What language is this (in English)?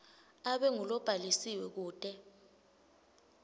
Swati